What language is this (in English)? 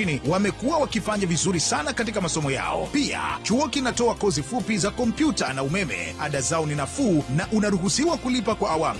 Swahili